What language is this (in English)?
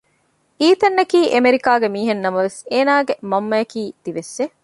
Divehi